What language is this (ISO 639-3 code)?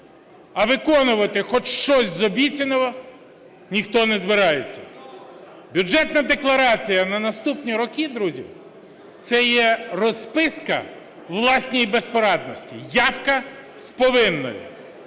ukr